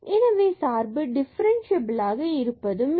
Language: Tamil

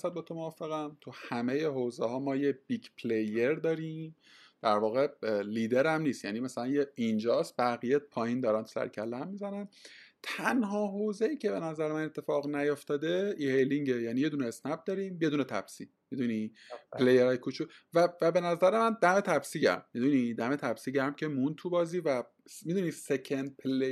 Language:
Persian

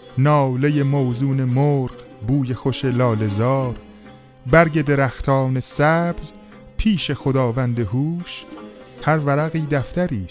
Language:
Persian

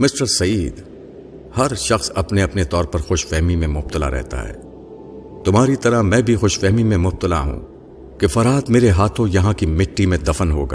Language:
Urdu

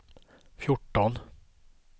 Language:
Swedish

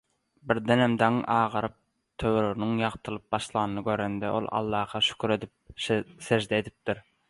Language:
Turkmen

